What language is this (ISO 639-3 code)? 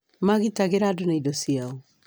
kik